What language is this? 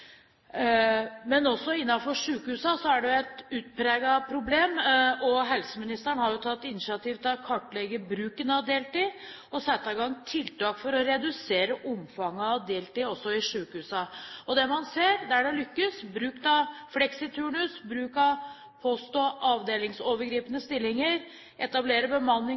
Norwegian Bokmål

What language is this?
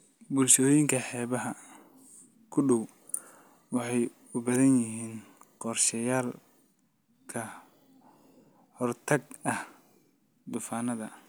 Somali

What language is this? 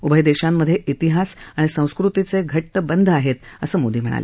Marathi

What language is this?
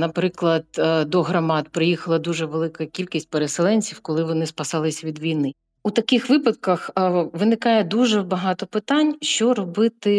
Ukrainian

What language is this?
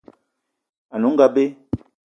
Eton (Cameroon)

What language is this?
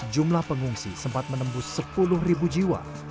Indonesian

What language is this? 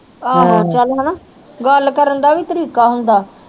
Punjabi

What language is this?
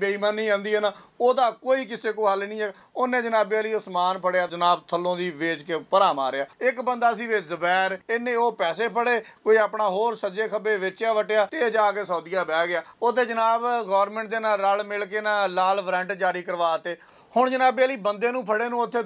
Punjabi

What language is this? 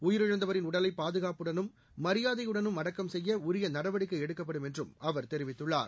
Tamil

